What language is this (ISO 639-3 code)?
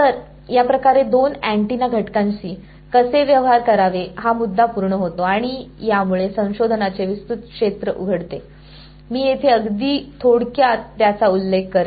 mar